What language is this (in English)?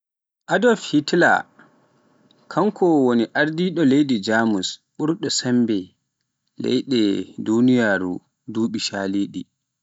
Pular